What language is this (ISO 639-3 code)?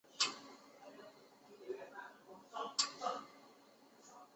zho